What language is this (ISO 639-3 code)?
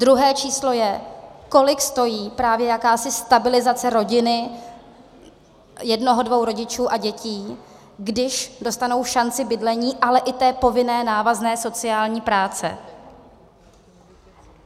ces